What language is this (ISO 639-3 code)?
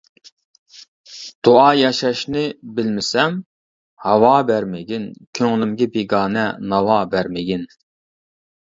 uig